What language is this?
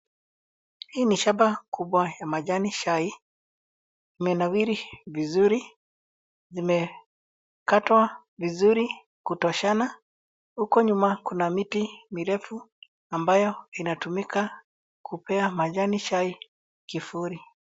Swahili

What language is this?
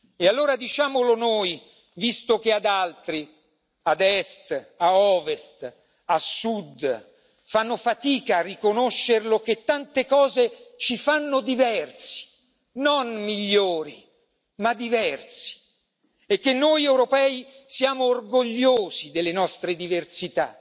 Italian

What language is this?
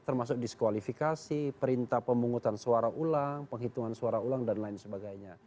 Indonesian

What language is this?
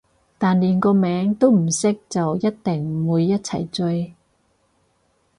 Cantonese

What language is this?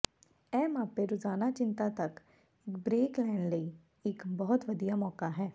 Punjabi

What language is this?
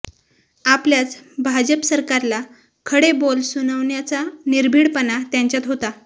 Marathi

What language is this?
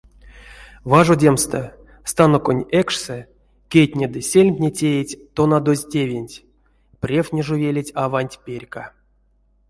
Erzya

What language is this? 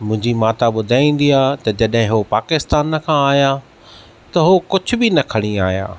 Sindhi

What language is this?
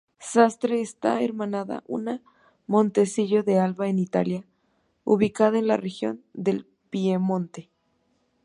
Spanish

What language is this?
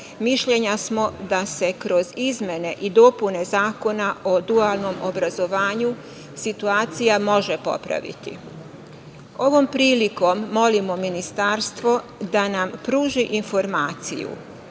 Serbian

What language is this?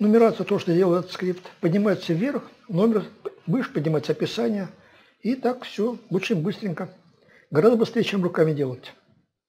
Russian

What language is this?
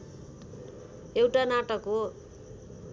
Nepali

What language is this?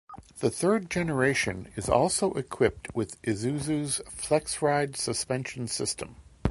English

